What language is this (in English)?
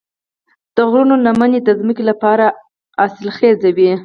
Pashto